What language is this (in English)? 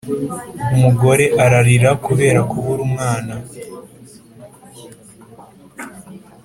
Kinyarwanda